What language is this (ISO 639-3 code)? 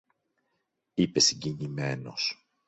ell